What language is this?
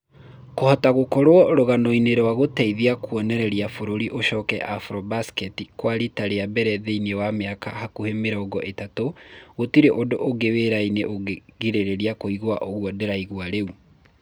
Kikuyu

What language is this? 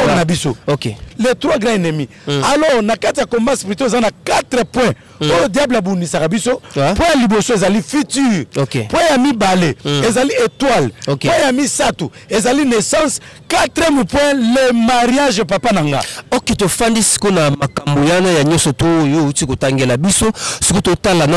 French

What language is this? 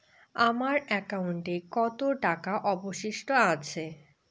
Bangla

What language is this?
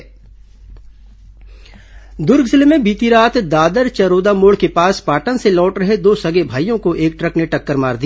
Hindi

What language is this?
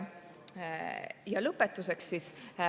Estonian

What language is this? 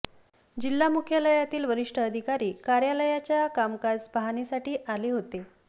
Marathi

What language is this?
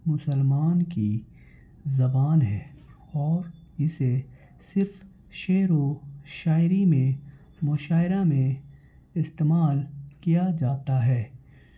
Urdu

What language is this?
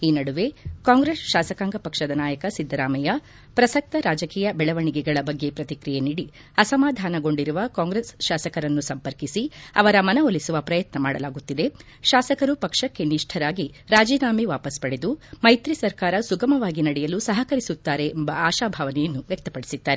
Kannada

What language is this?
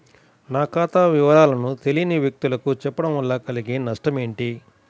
Telugu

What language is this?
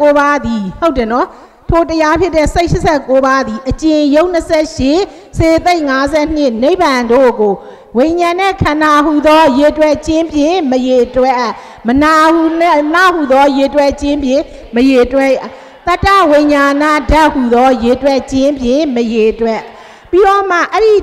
Thai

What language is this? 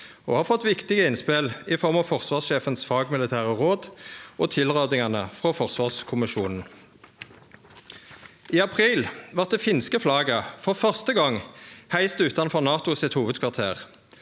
Norwegian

